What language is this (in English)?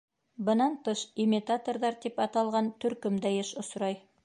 Bashkir